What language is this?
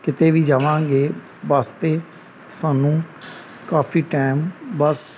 Punjabi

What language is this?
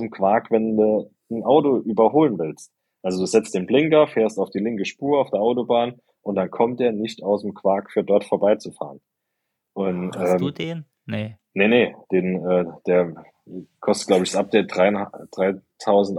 German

